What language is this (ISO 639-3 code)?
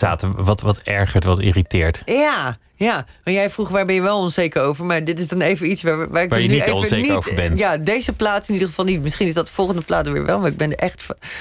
nld